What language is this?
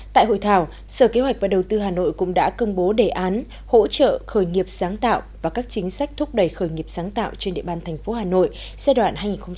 Vietnamese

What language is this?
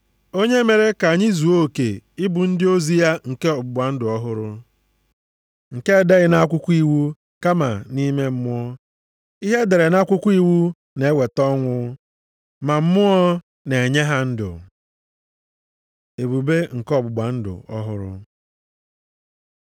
Igbo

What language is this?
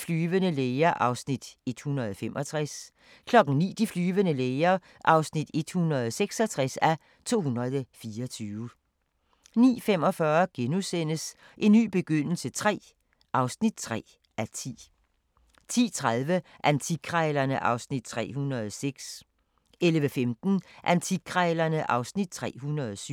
Danish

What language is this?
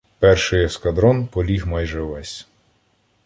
Ukrainian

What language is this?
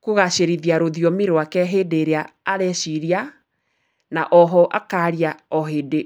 Kikuyu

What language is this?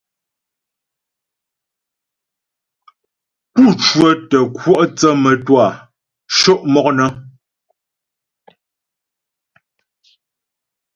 Ghomala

